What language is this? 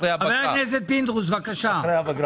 Hebrew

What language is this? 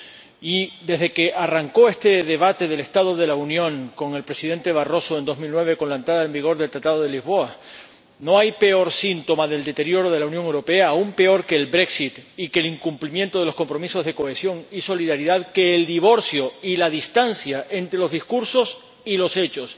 Spanish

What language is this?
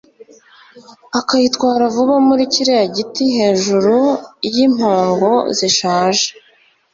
Kinyarwanda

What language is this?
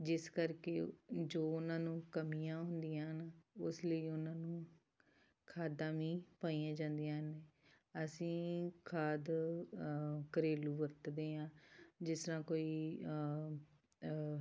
Punjabi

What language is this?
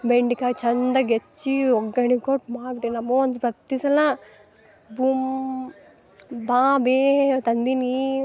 Kannada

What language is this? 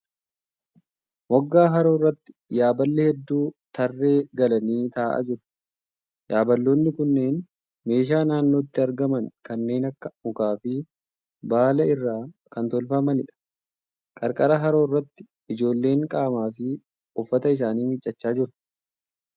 Oromo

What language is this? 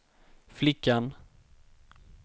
Swedish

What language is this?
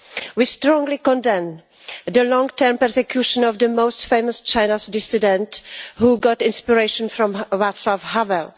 English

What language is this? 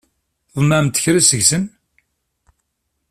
Kabyle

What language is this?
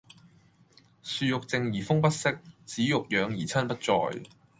Cantonese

